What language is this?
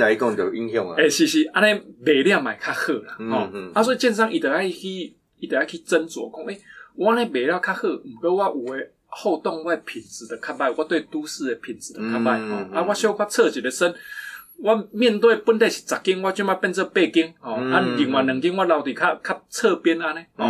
Chinese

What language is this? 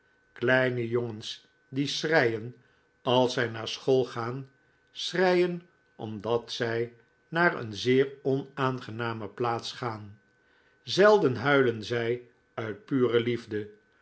Dutch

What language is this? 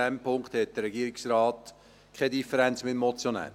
Swiss German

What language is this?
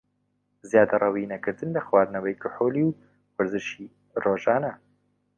Central Kurdish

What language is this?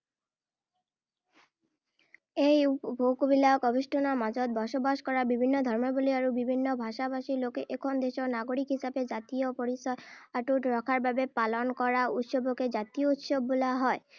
Assamese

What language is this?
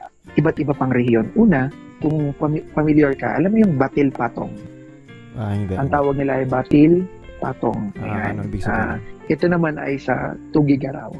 Filipino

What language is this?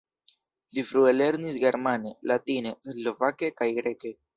Esperanto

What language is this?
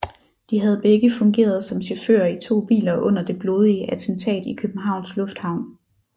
Danish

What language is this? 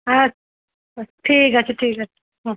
Bangla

